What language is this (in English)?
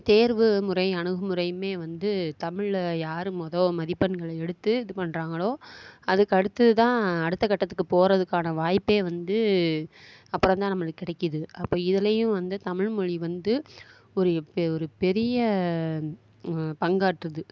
Tamil